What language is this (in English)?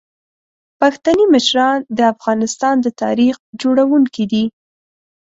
Pashto